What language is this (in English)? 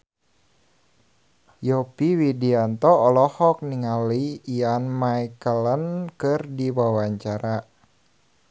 Sundanese